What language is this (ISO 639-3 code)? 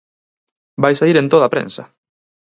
glg